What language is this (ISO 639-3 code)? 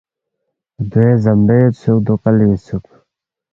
bft